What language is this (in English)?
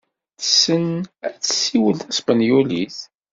Kabyle